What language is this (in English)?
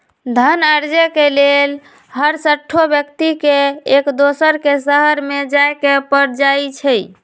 Magahi